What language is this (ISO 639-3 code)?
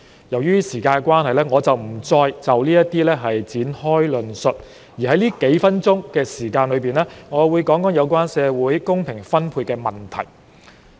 yue